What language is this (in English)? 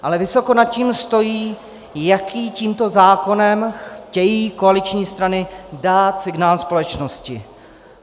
Czech